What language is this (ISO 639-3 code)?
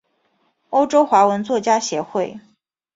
zho